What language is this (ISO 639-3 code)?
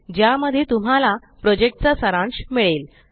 mar